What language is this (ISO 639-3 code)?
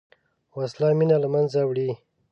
pus